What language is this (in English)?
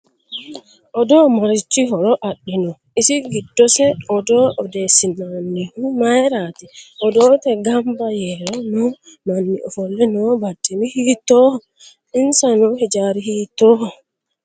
Sidamo